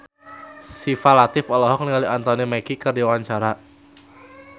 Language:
Sundanese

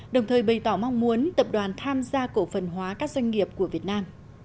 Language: Vietnamese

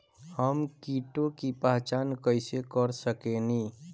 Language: Bhojpuri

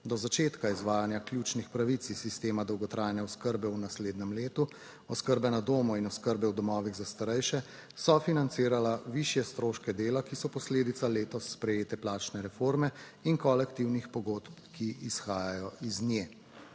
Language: Slovenian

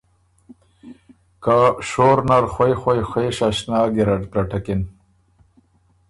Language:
Ormuri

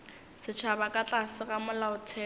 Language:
Northern Sotho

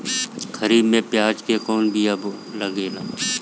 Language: Bhojpuri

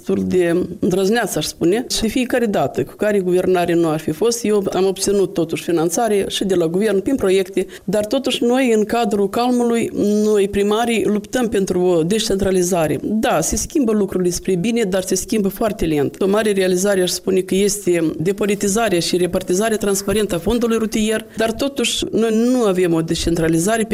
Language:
Romanian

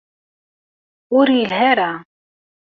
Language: Kabyle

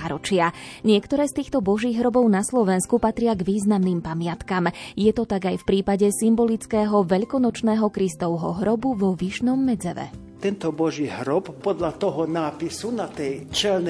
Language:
Slovak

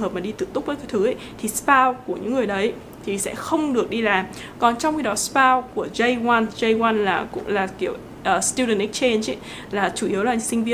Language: Vietnamese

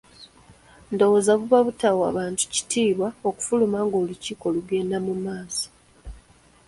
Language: Ganda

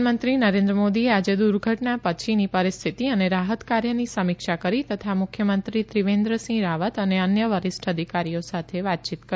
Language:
Gujarati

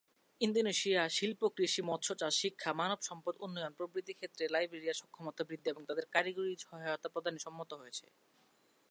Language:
Bangla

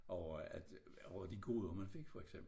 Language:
Danish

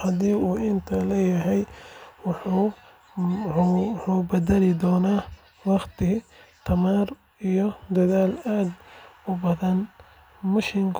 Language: Somali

